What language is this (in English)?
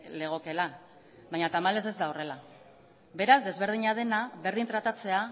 Basque